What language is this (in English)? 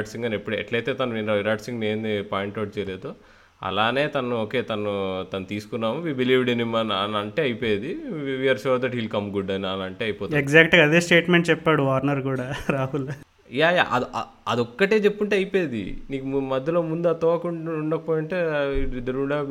Telugu